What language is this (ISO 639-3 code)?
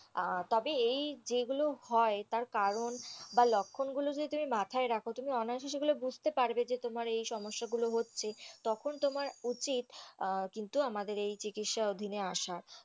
ben